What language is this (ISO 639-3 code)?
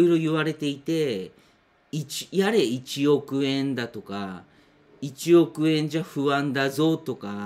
jpn